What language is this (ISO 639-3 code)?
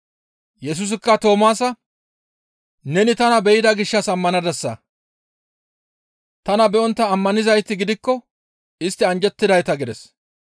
gmv